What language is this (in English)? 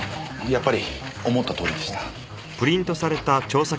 Japanese